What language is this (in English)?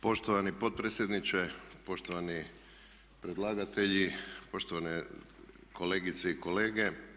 Croatian